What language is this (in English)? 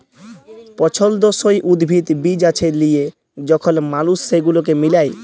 Bangla